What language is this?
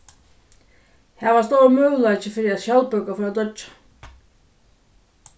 Faroese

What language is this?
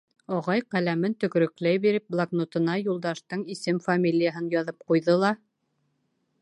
Bashkir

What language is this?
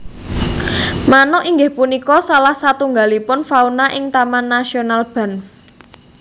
Javanese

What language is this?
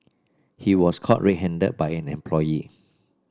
English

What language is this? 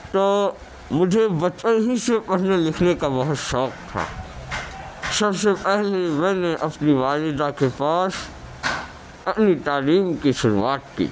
Urdu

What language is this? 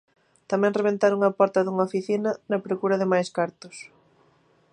Galician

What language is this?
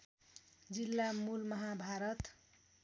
Nepali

